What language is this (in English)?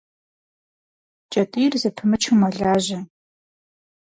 Kabardian